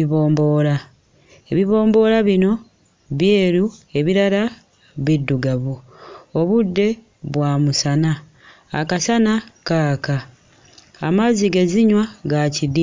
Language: Ganda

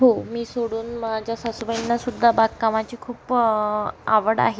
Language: Marathi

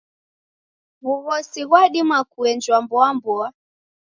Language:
Taita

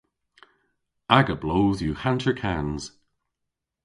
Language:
Cornish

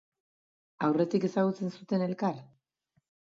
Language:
Basque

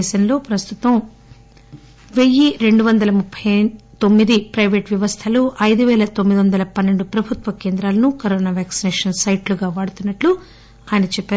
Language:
Telugu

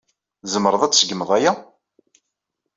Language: Kabyle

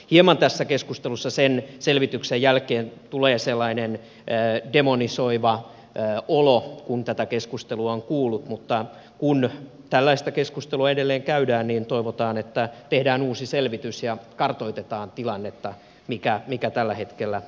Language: Finnish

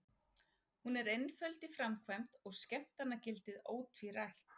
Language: Icelandic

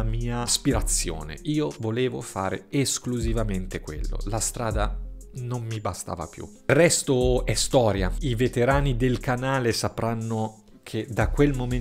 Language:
Italian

